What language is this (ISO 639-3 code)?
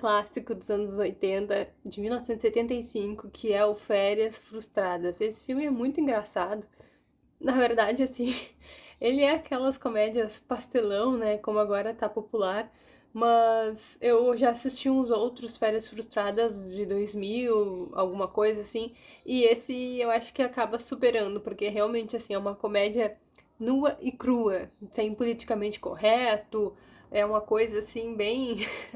por